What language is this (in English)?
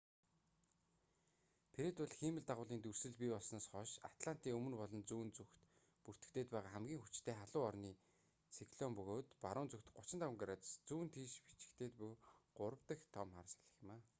Mongolian